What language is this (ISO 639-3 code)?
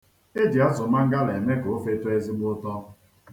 ibo